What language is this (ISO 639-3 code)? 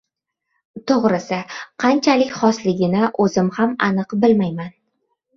uzb